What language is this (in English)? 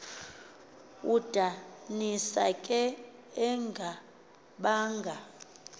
Xhosa